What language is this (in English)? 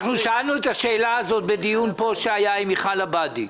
Hebrew